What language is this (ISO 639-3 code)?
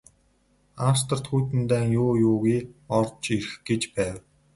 mon